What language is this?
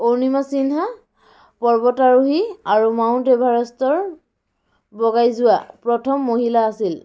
Assamese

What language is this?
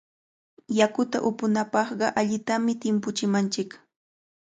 Cajatambo North Lima Quechua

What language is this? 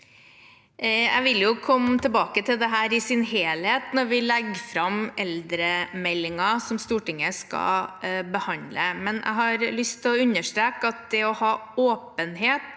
Norwegian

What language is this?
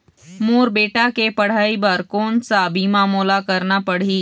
Chhattisgarhi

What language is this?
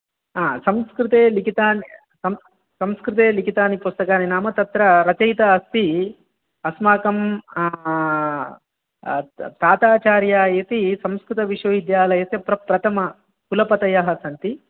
Sanskrit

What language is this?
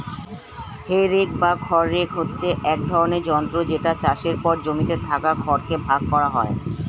Bangla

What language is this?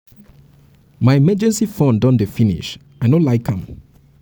Nigerian Pidgin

